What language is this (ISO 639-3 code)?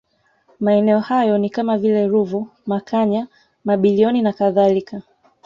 swa